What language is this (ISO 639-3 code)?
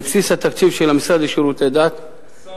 heb